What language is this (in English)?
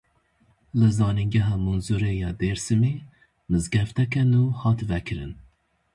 Kurdish